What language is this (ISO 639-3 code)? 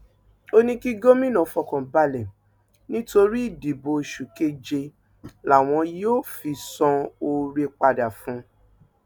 yor